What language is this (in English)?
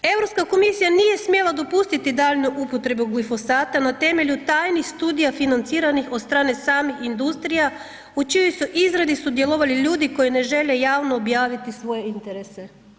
Croatian